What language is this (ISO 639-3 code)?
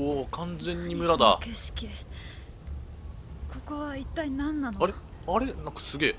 jpn